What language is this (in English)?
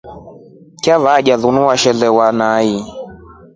Rombo